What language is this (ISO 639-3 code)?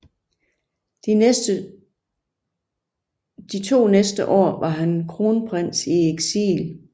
dan